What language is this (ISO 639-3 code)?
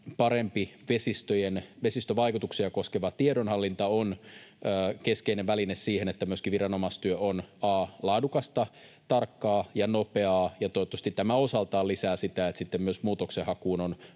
fin